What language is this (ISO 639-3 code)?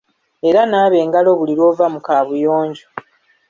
lug